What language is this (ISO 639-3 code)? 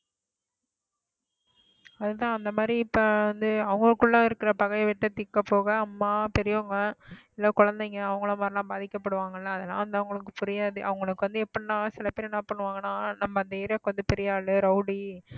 tam